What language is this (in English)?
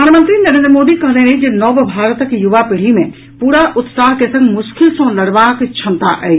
Maithili